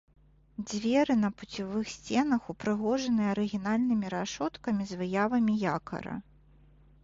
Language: Belarusian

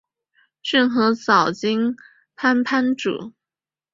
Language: Chinese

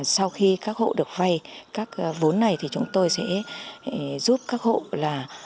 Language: Vietnamese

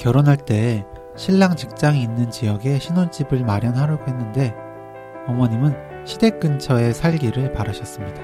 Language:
Korean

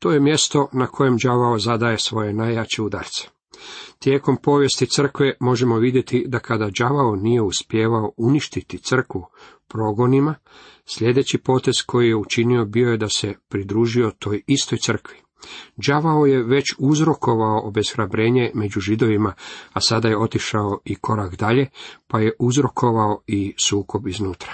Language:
Croatian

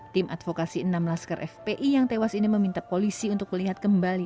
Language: Indonesian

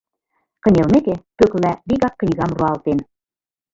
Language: Mari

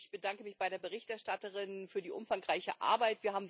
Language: German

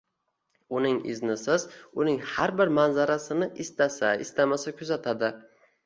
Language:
Uzbek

